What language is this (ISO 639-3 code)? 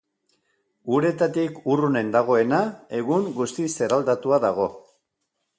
eus